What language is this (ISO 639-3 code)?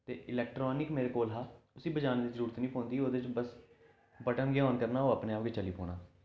doi